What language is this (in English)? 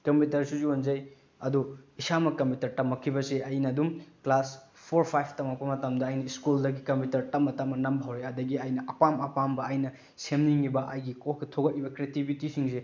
Manipuri